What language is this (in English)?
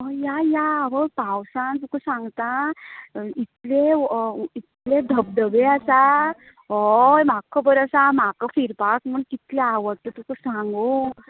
Konkani